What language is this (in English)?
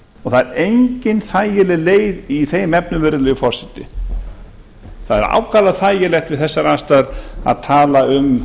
Icelandic